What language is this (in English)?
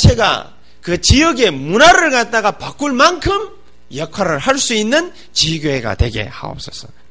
Korean